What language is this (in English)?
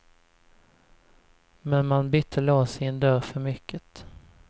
Swedish